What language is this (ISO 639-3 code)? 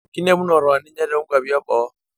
mas